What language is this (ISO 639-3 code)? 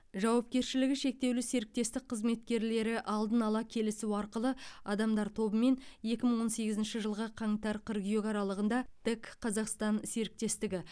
kaz